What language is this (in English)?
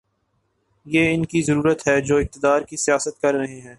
Urdu